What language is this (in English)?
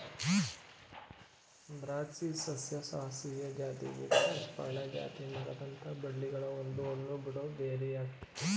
Kannada